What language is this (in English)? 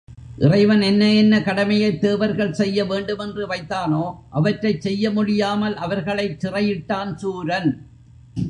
Tamil